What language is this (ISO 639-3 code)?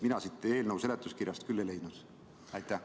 est